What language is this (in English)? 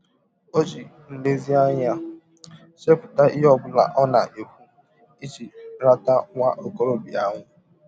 Igbo